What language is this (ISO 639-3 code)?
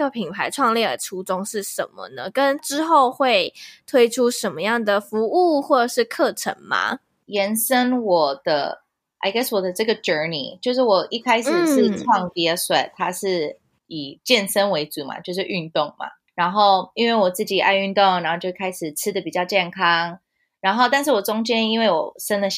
zho